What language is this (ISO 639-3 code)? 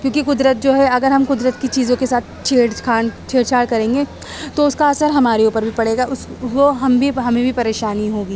urd